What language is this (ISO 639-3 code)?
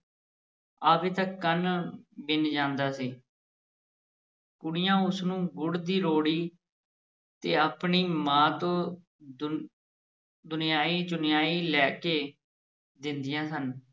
pan